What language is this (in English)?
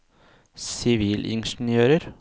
Norwegian